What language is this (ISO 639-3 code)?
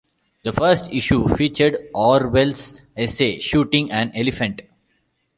eng